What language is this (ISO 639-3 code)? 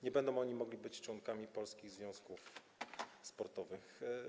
pol